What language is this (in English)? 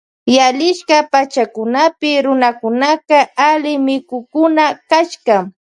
Loja Highland Quichua